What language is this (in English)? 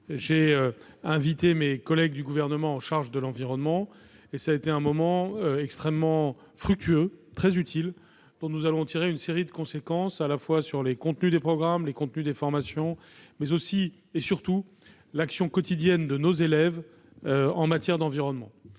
French